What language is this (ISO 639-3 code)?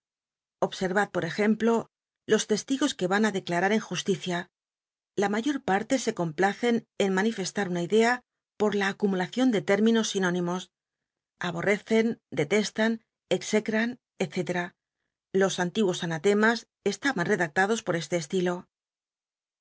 spa